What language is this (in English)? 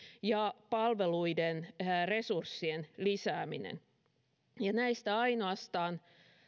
Finnish